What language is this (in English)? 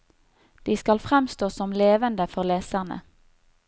Norwegian